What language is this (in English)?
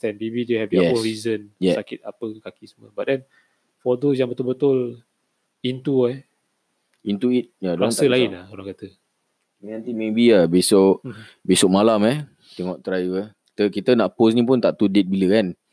Malay